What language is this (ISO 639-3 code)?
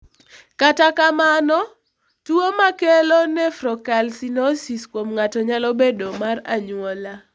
luo